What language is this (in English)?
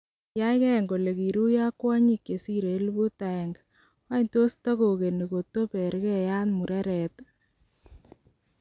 Kalenjin